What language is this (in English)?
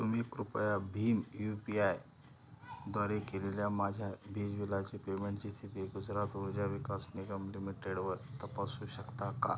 Marathi